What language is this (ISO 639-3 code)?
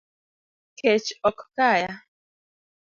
luo